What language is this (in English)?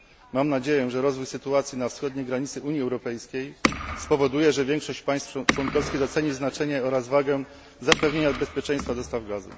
Polish